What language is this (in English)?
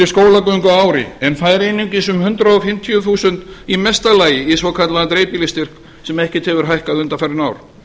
Icelandic